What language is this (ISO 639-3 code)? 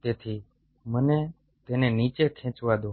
guj